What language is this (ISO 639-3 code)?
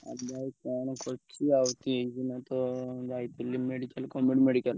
ori